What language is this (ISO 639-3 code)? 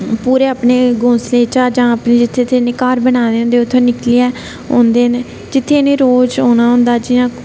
doi